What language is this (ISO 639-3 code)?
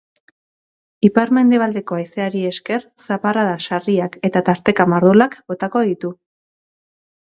eus